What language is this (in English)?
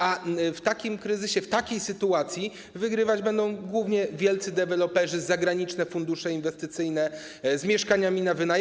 Polish